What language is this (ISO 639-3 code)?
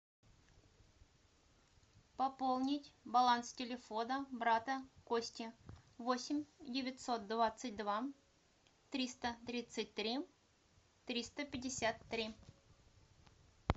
rus